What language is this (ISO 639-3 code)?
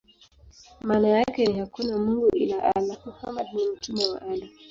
swa